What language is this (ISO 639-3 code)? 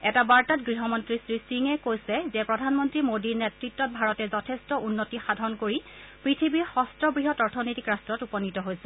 asm